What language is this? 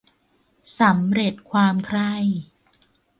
Thai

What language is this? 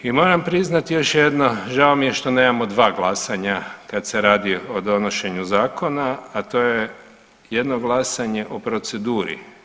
Croatian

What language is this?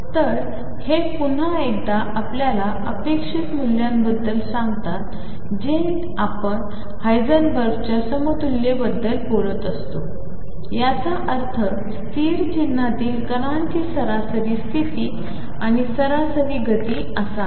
Marathi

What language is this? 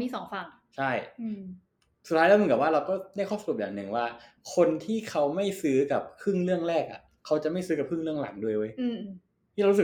Thai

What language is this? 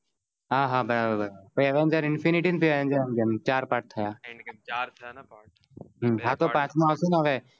Gujarati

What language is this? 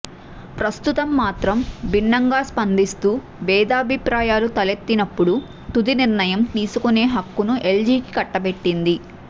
Telugu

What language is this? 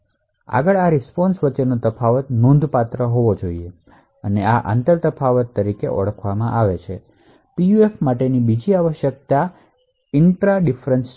Gujarati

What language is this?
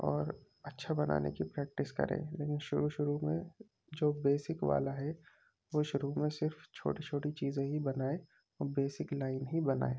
Urdu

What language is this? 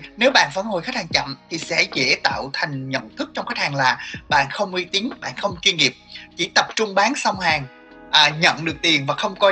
Vietnamese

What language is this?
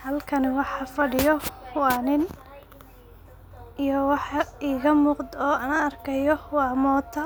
Somali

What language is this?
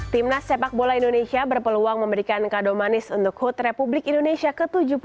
Indonesian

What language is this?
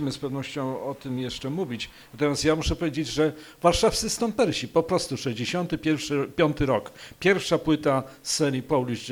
Polish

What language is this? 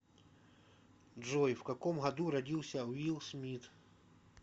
Russian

